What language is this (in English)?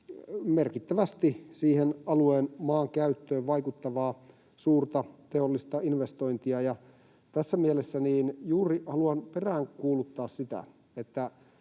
Finnish